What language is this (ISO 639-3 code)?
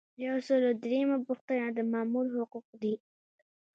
pus